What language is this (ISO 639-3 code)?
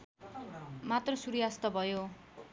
nep